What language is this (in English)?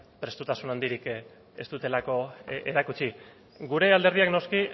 Basque